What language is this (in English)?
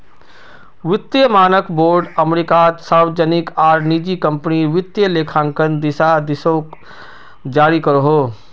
Magahi